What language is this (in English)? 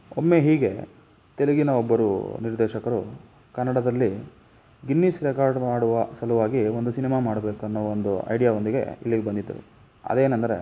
Kannada